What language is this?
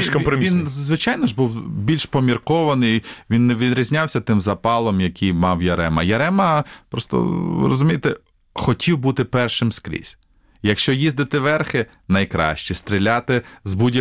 Ukrainian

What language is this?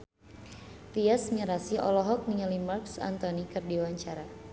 Sundanese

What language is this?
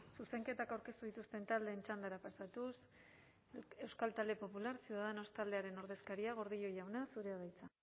Basque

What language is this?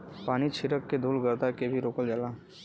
Bhojpuri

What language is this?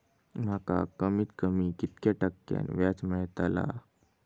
Marathi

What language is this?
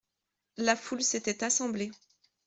French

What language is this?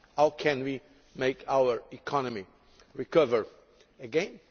English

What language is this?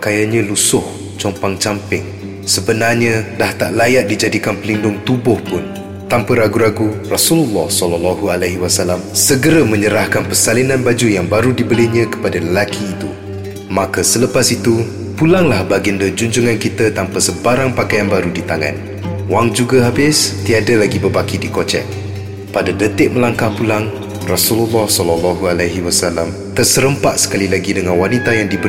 Malay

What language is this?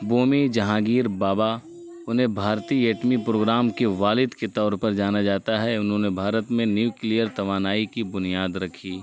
Urdu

